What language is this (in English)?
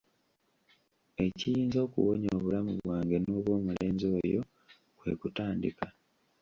Ganda